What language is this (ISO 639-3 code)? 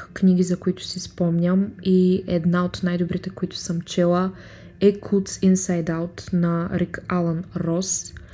bul